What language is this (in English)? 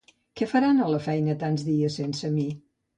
Catalan